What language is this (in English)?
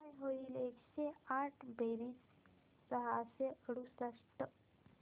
Marathi